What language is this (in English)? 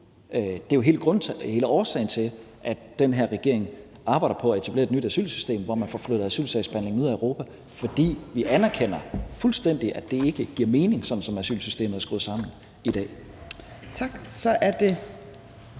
Danish